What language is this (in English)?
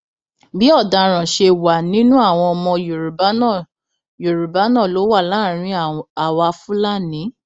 Yoruba